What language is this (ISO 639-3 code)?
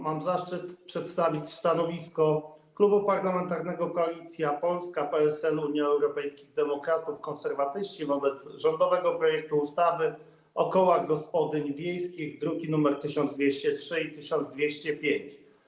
pol